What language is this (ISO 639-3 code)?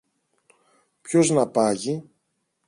ell